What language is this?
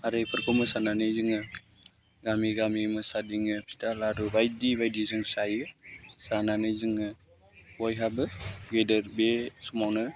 Bodo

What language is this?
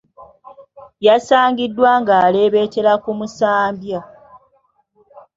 Ganda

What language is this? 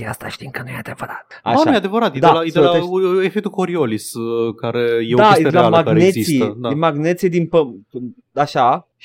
Romanian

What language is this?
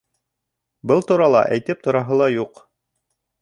Bashkir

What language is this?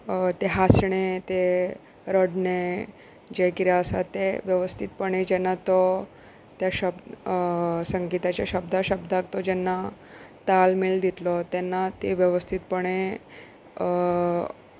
Konkani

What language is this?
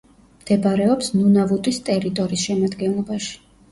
Georgian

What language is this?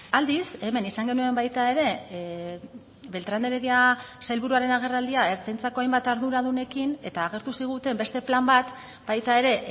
Basque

